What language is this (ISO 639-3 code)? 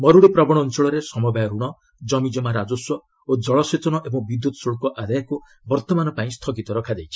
ori